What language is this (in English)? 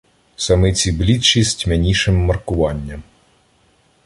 Ukrainian